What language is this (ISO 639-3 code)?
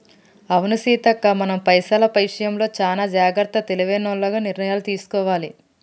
tel